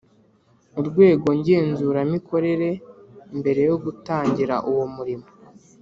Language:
Kinyarwanda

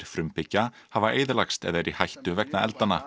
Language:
Icelandic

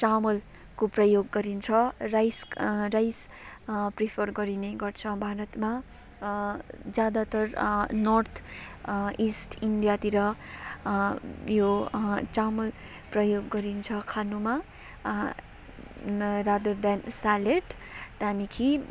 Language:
Nepali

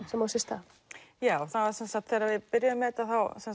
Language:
Icelandic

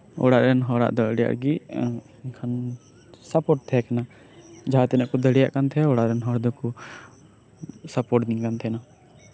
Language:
Santali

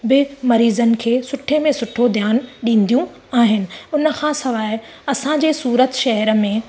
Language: Sindhi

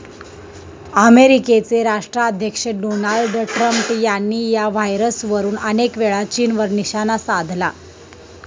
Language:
Marathi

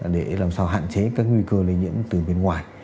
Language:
Vietnamese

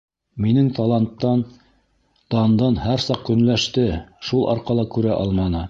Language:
Bashkir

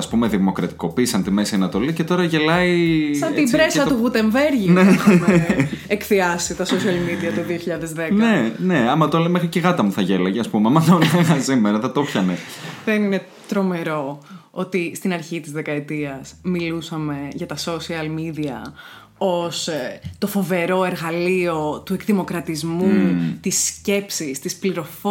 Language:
Greek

